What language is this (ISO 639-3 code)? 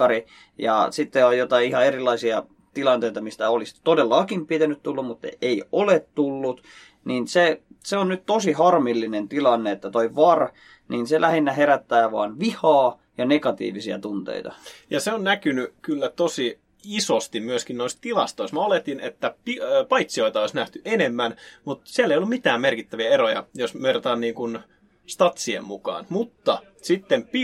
fin